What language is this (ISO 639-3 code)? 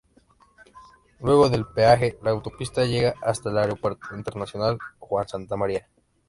spa